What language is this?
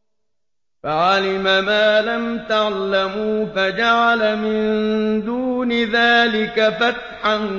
Arabic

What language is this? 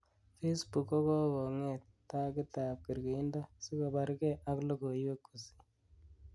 Kalenjin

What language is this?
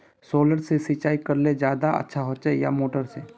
Magahi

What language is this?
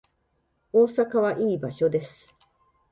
Japanese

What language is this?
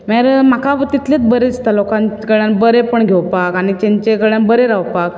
Konkani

